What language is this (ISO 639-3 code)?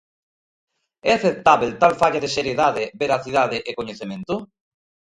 glg